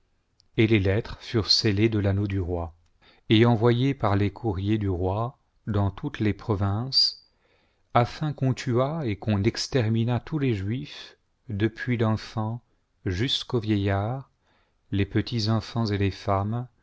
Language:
French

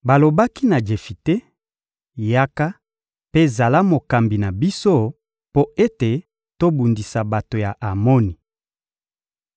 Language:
Lingala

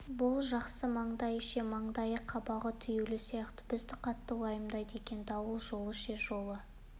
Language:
Kazakh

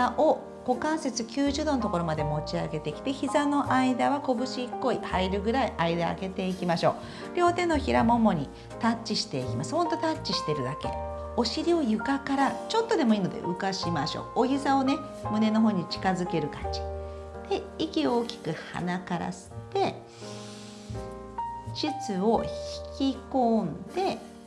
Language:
Japanese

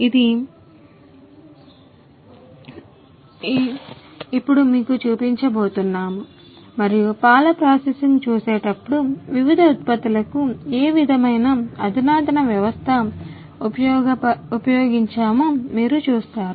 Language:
Telugu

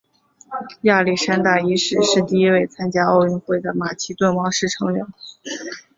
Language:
Chinese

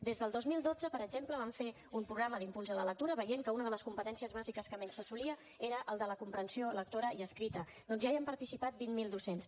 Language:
Catalan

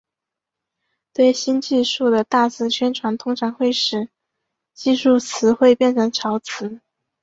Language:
Chinese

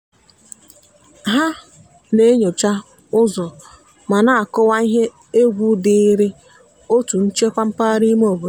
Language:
Igbo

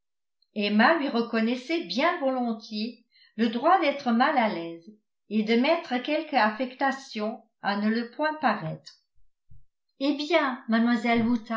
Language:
French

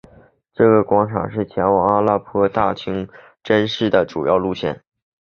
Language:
Chinese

